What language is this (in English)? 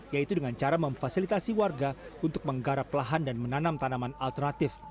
Indonesian